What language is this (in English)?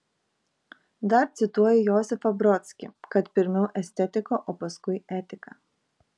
Lithuanian